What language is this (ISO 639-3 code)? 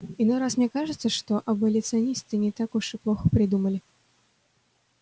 rus